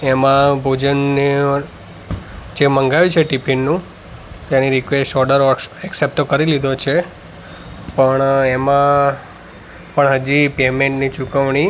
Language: Gujarati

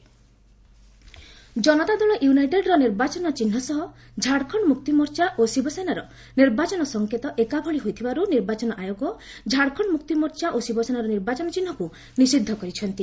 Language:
Odia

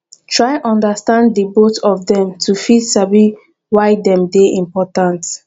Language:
Nigerian Pidgin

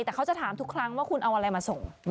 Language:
Thai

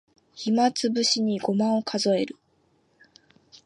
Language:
Japanese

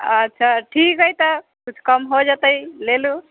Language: Maithili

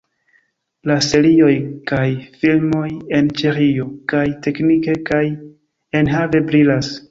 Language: Esperanto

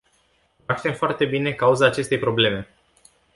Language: Romanian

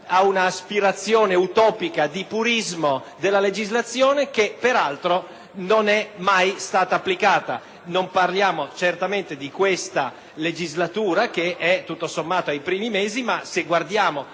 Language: Italian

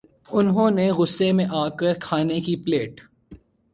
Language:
Urdu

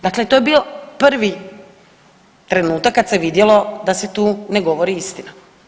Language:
Croatian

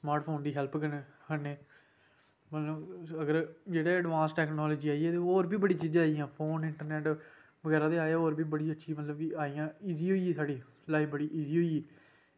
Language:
Dogri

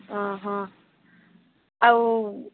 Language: Odia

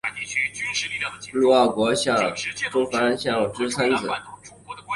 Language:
Chinese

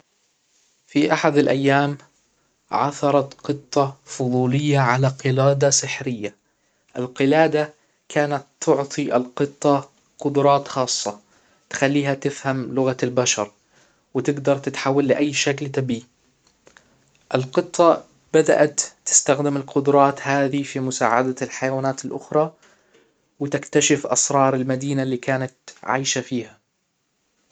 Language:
Hijazi Arabic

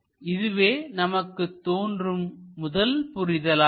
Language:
Tamil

